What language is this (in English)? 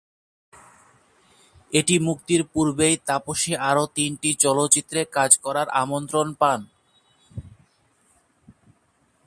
Bangla